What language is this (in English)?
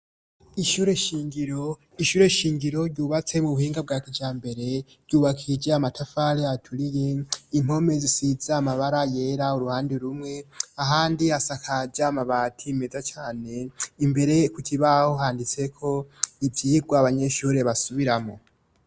Rundi